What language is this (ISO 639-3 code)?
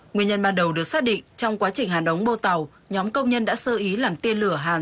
vie